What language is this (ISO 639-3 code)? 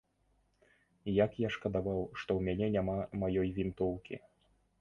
bel